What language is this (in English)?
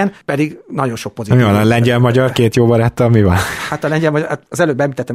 Hungarian